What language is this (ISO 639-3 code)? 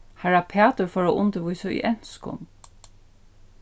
fao